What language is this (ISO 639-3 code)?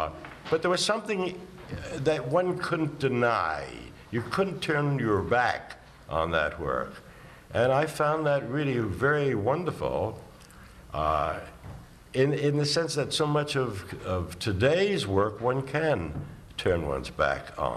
eng